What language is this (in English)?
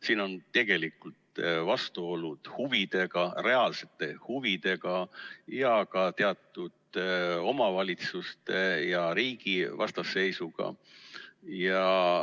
Estonian